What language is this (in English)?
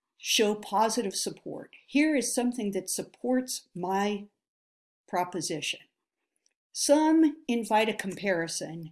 English